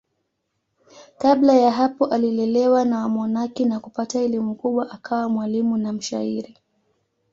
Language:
Swahili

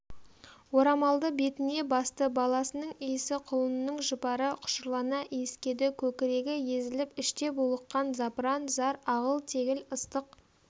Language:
Kazakh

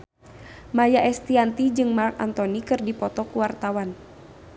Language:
Sundanese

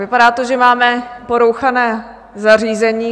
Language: Czech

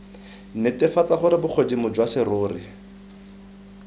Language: Tswana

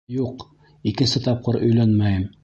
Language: Bashkir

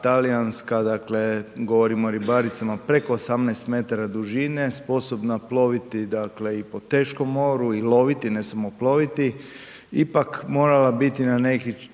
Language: Croatian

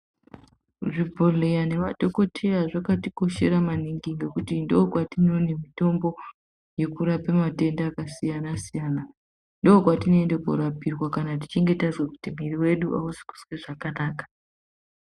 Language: Ndau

